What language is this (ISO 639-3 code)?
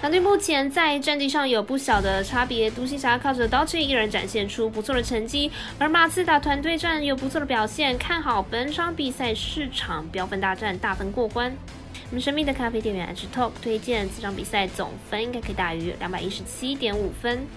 zho